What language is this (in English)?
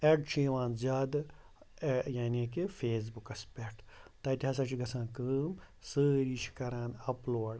Kashmiri